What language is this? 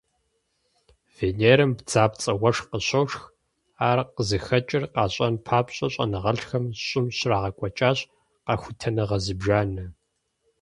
Kabardian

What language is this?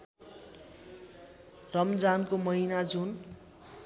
Nepali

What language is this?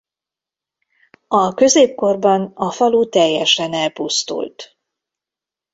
Hungarian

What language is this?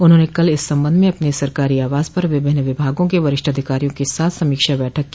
Hindi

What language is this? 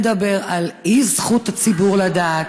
Hebrew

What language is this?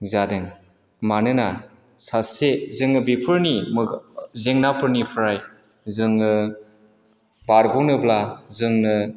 Bodo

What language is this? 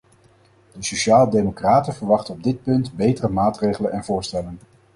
Dutch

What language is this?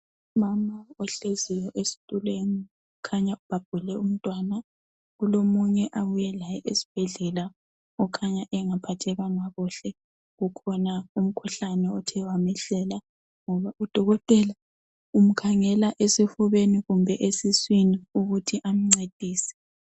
North Ndebele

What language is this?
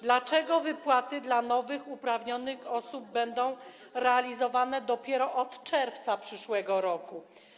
Polish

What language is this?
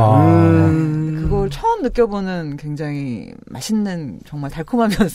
Korean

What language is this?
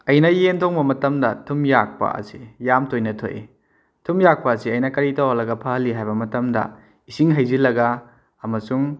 Manipuri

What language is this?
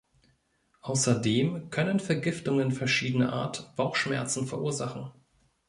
German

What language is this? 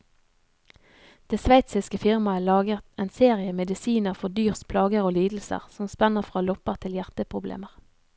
Norwegian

